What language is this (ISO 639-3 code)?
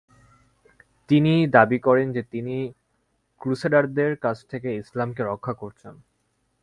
ben